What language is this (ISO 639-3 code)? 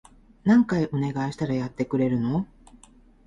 jpn